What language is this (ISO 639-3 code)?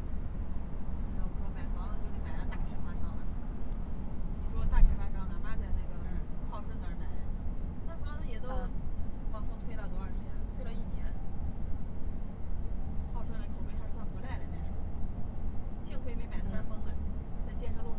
zho